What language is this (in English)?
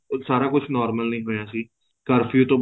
Punjabi